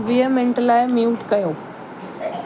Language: Sindhi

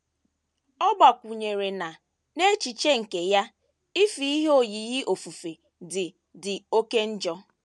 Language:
Igbo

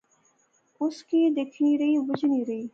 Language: Pahari-Potwari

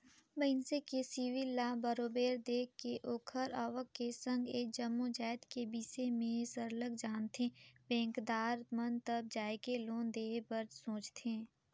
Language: Chhattisgarhi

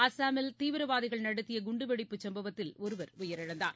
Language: Tamil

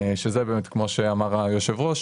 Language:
Hebrew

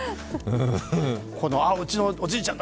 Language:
Japanese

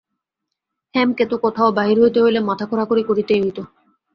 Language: Bangla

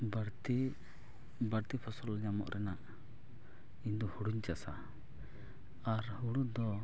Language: Santali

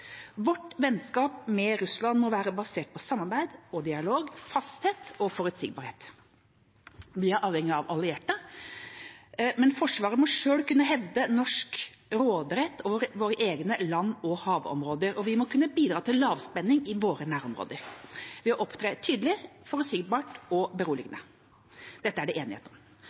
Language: Norwegian Bokmål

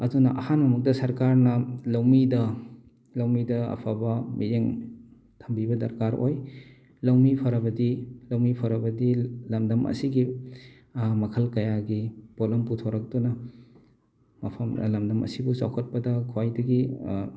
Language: Manipuri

